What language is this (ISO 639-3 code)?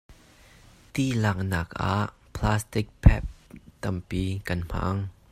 cnh